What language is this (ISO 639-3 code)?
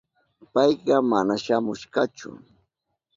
qup